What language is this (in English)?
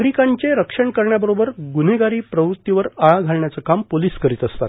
Marathi